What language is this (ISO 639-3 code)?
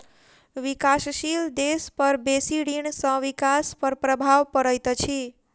mai